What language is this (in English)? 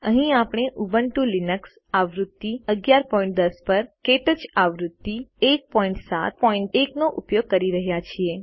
Gujarati